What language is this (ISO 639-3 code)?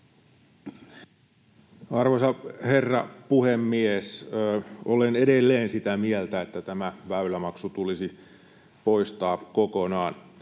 fin